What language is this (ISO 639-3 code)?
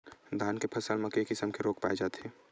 hne